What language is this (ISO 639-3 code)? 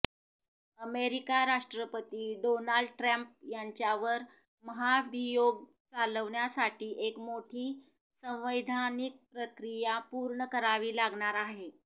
mar